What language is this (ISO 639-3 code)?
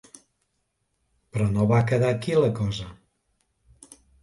cat